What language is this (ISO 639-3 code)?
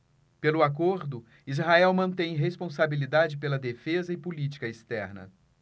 por